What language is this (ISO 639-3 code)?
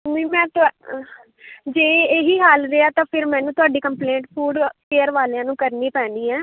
pan